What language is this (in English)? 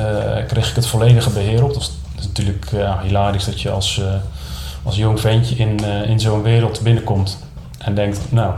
Dutch